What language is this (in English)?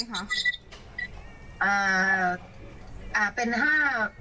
Thai